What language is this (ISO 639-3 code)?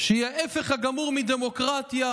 heb